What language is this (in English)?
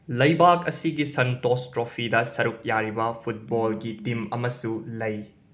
Manipuri